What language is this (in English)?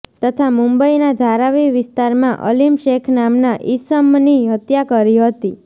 Gujarati